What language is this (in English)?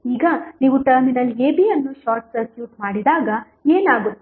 Kannada